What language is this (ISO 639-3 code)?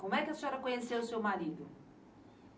por